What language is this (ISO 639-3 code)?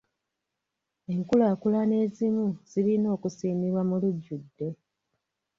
lug